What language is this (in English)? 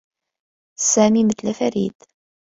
Arabic